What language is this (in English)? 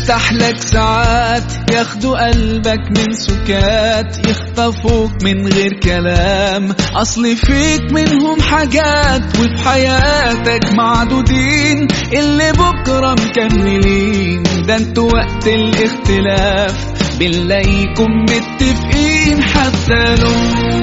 Arabic